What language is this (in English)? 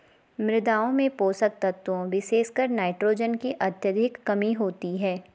Hindi